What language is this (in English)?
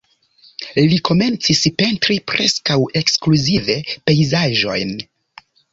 Esperanto